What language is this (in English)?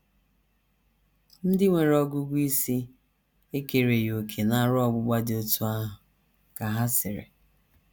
Igbo